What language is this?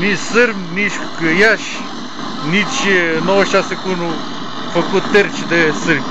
Romanian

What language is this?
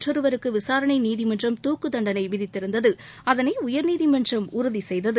Tamil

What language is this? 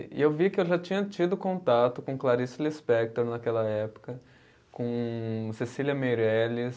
Portuguese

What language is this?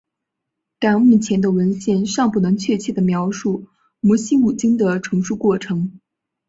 Chinese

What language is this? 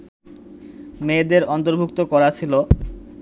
Bangla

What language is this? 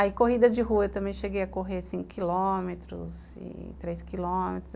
Portuguese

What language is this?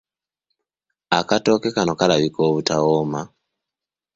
Ganda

